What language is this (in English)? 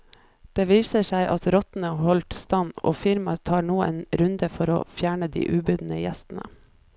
Norwegian